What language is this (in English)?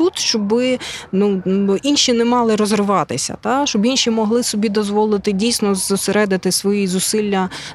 Ukrainian